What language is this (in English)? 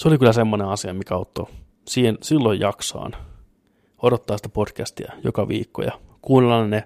Finnish